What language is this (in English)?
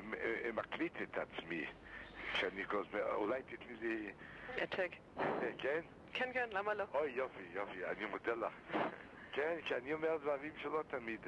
Hebrew